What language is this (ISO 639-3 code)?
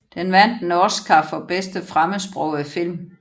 dan